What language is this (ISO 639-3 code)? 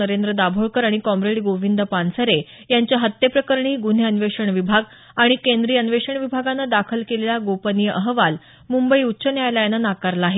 mar